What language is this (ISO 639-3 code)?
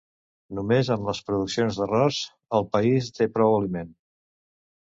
cat